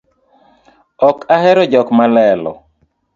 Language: Luo (Kenya and Tanzania)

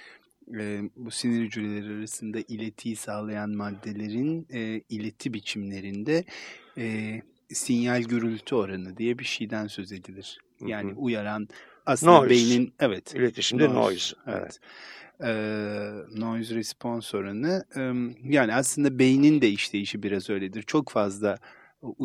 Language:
Turkish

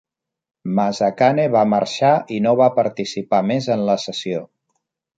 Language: Catalan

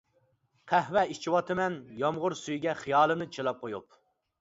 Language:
Uyghur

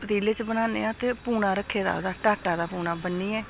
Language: Dogri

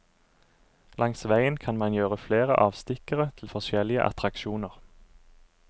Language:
Norwegian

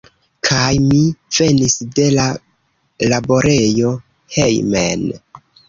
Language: Esperanto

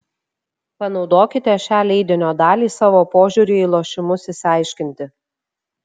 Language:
Lithuanian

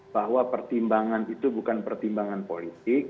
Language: Indonesian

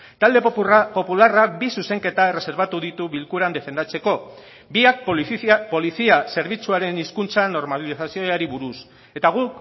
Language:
Basque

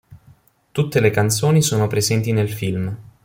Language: Italian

